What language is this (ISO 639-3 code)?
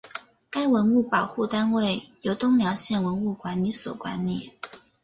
zho